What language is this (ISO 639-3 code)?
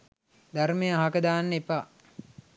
sin